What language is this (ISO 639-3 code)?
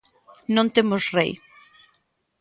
glg